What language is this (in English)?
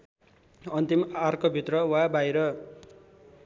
Nepali